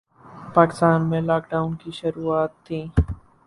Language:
Urdu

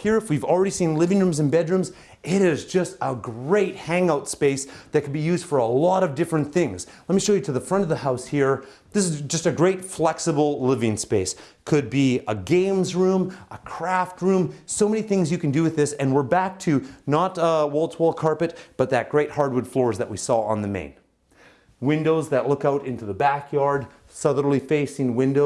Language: English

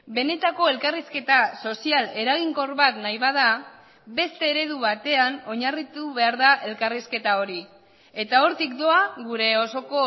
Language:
Basque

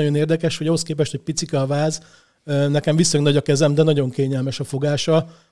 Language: Hungarian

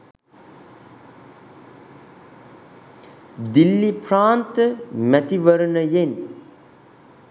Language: Sinhala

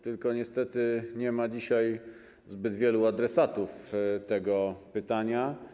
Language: Polish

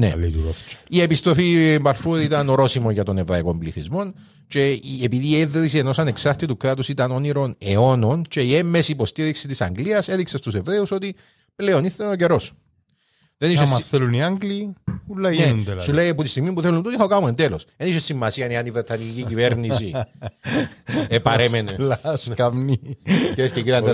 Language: Greek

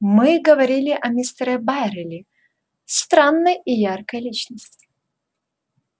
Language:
Russian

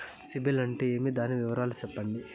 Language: Telugu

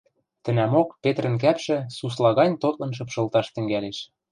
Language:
Western Mari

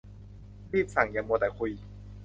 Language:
Thai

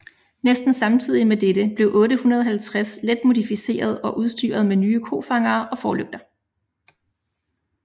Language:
Danish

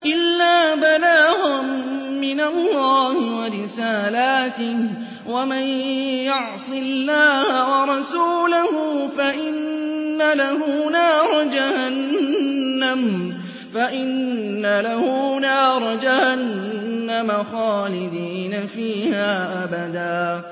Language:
Arabic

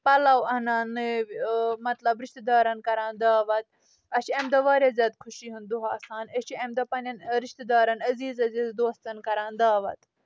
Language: Kashmiri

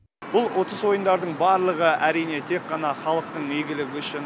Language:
Kazakh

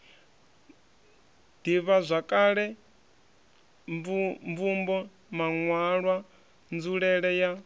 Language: Venda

